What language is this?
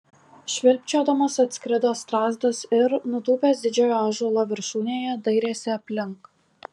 Lithuanian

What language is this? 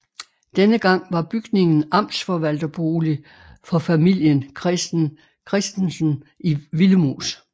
Danish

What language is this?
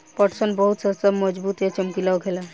Bhojpuri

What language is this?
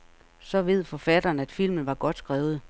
Danish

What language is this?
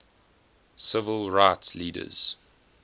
English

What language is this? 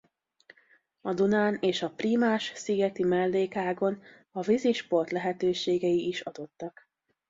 Hungarian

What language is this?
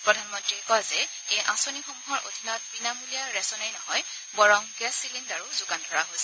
Assamese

